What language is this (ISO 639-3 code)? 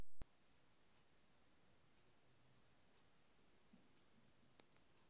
kik